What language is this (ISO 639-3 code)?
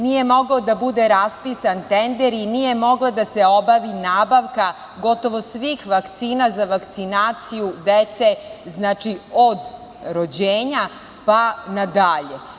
srp